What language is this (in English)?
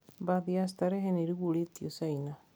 Kikuyu